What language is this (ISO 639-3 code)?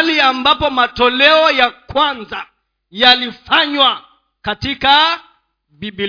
swa